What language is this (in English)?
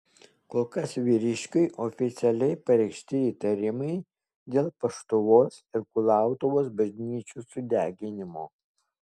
Lithuanian